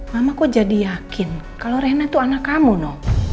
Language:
Indonesian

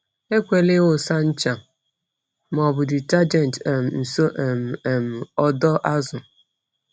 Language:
Igbo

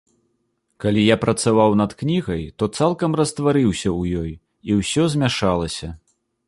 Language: Belarusian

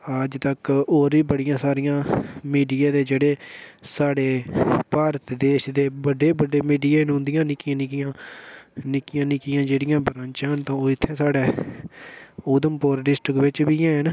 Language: Dogri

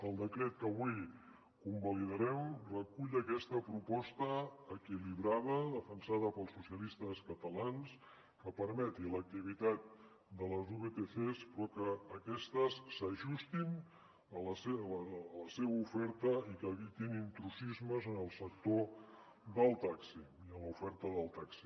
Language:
Catalan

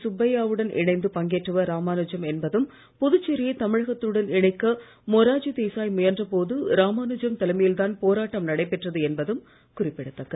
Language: Tamil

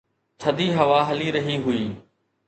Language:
Sindhi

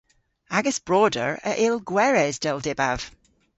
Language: Cornish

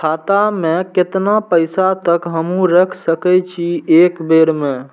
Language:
Maithili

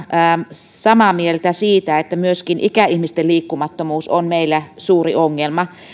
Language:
Finnish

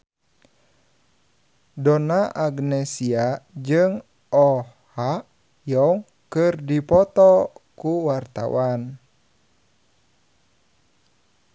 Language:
Sundanese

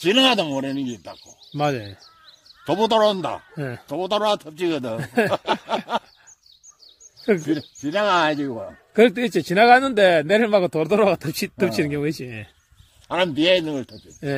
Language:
Korean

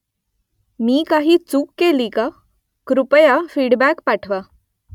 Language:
Marathi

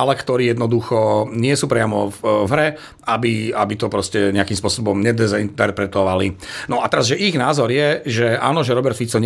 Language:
Slovak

